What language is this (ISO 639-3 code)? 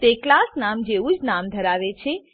guj